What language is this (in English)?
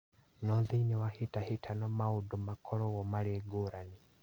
Kikuyu